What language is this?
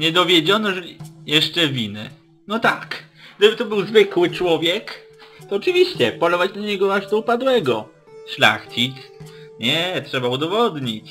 Polish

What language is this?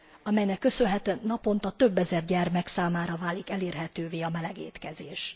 Hungarian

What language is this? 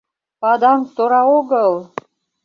Mari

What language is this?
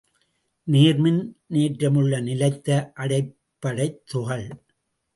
Tamil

